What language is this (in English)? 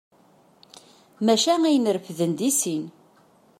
Kabyle